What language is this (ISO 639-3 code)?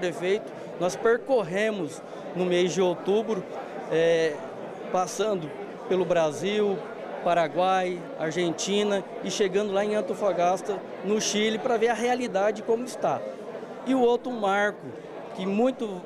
por